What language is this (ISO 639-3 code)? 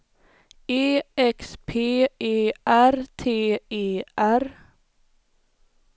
swe